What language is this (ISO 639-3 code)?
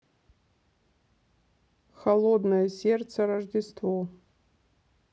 rus